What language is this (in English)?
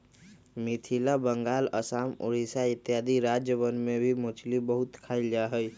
Magahi